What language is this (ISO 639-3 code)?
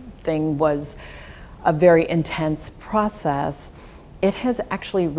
eng